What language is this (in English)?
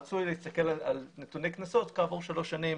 Hebrew